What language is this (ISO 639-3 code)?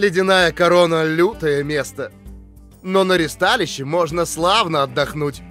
rus